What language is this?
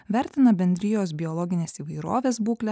Lithuanian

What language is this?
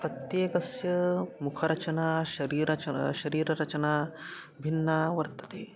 Sanskrit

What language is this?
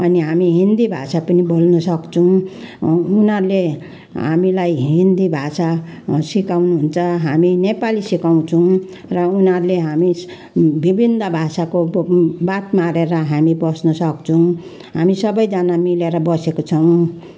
Nepali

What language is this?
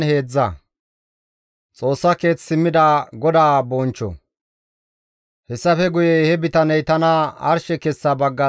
Gamo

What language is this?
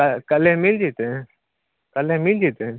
Maithili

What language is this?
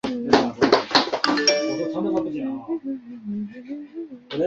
Chinese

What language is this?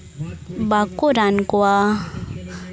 Santali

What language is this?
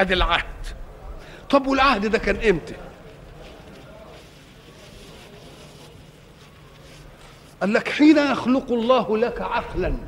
Arabic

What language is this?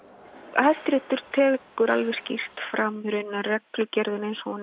Icelandic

